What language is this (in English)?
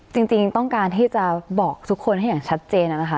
Thai